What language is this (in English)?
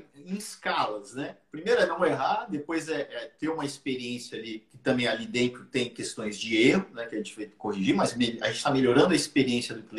Portuguese